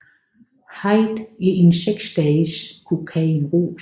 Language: Danish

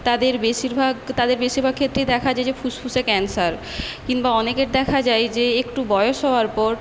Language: Bangla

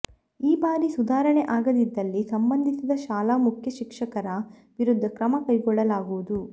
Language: Kannada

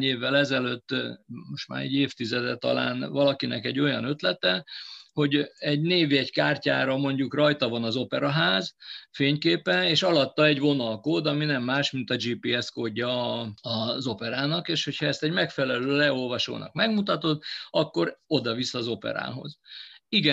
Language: Hungarian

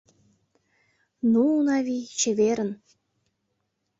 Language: Mari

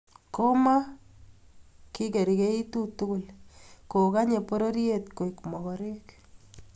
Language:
Kalenjin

